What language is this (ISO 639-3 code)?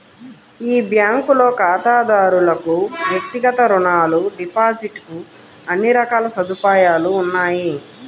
tel